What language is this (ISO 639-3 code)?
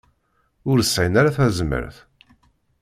kab